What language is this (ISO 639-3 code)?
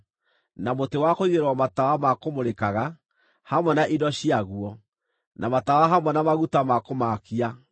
kik